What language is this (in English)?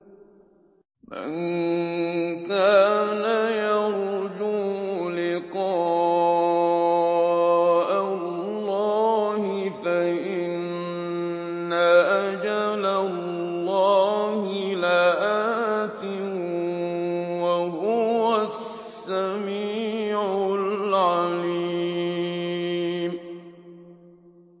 Arabic